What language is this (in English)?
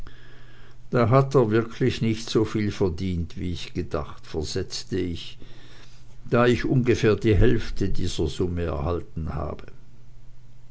German